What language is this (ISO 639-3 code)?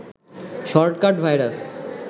ben